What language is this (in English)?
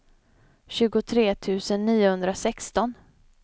Swedish